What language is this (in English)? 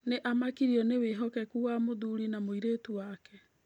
Kikuyu